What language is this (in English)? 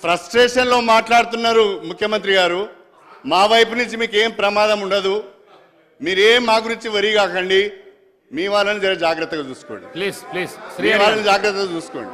Telugu